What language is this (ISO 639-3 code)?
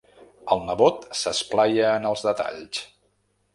cat